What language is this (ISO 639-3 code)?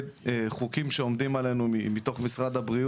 heb